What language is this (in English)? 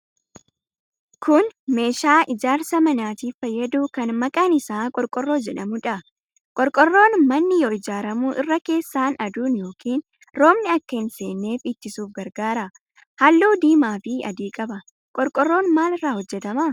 Oromo